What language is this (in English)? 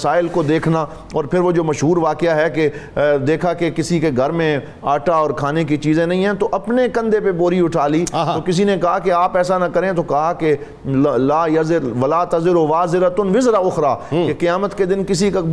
Urdu